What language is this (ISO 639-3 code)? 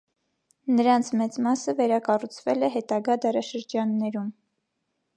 hye